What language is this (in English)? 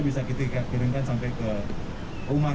Indonesian